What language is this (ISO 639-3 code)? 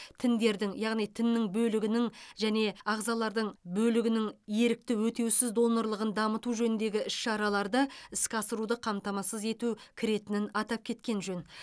kaz